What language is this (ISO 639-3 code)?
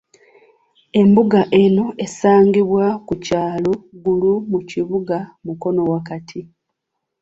lug